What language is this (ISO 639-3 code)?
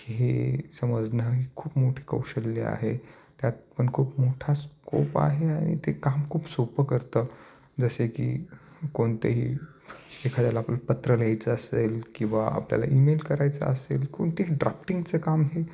mar